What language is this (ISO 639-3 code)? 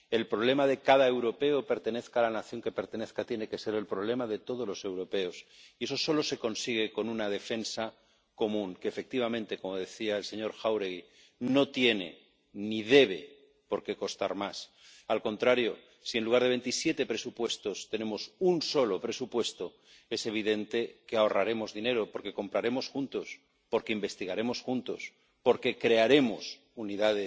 spa